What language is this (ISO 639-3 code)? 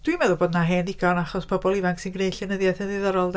cym